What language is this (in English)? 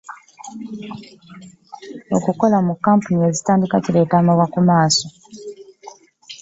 Ganda